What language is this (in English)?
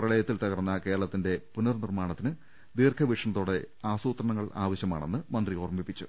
Malayalam